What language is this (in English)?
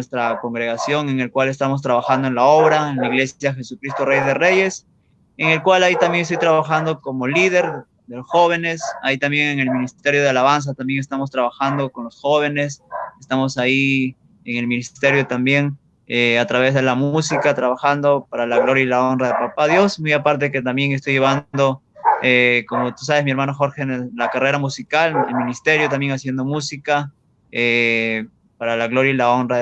Spanish